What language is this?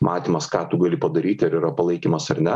Lithuanian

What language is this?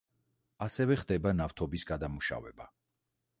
Georgian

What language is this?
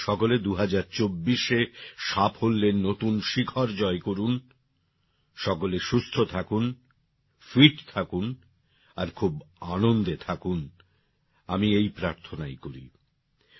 Bangla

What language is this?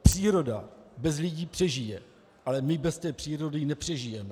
Czech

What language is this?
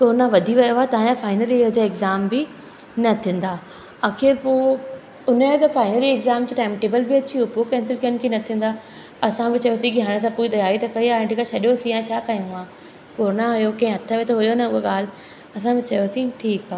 Sindhi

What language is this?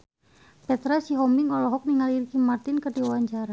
Sundanese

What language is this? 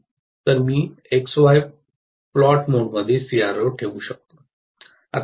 Marathi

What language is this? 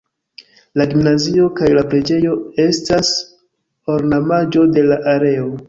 Esperanto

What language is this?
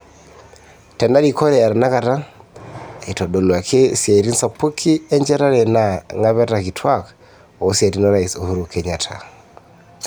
Masai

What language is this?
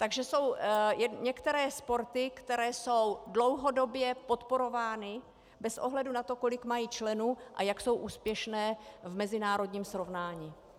Czech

